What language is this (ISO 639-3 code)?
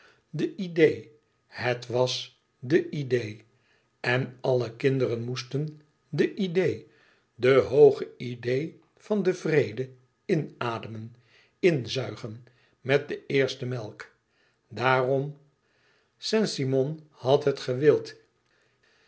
nld